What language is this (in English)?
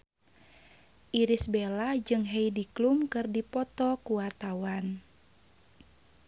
Sundanese